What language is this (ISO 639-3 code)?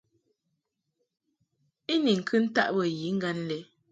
mhk